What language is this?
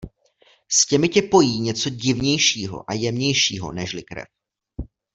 Czech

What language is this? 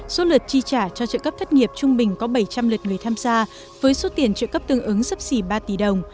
Vietnamese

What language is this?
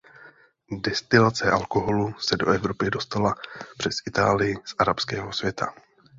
Czech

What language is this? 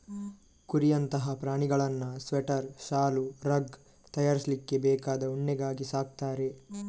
Kannada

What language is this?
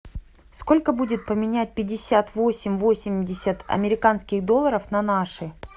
Russian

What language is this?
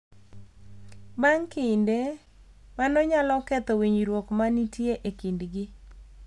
Luo (Kenya and Tanzania)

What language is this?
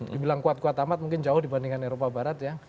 Indonesian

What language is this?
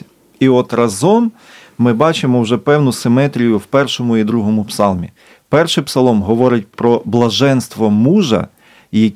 Ukrainian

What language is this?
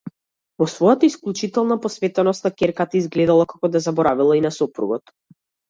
Macedonian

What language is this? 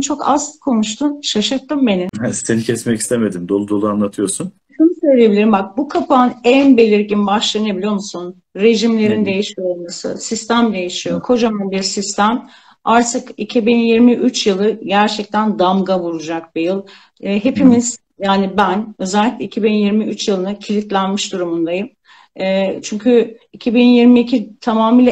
Turkish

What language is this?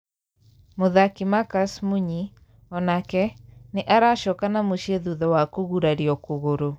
Kikuyu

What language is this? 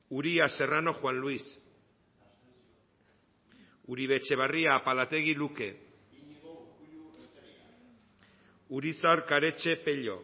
Basque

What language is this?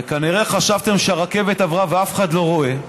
Hebrew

